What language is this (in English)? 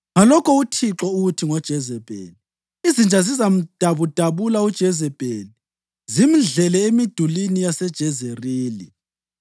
North Ndebele